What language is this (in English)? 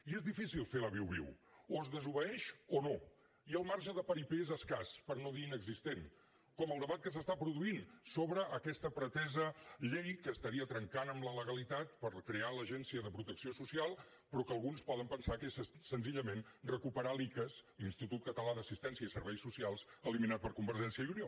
Catalan